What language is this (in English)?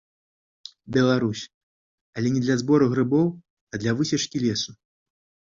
Belarusian